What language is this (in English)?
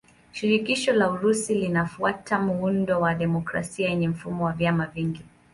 Swahili